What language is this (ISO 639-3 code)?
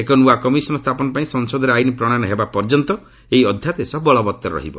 ori